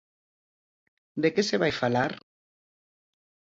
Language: Galician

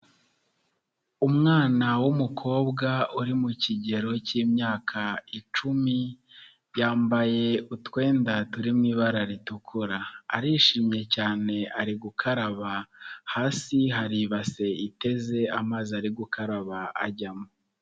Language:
Kinyarwanda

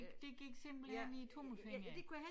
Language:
Danish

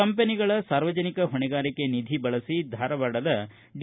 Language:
Kannada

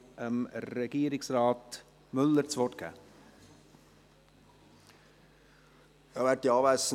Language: Swiss German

